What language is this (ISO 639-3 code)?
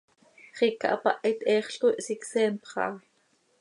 sei